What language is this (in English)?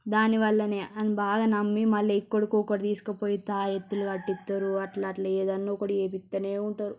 Telugu